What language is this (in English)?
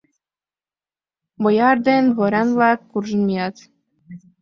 Mari